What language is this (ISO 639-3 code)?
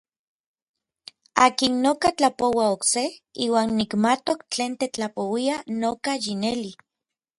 nlv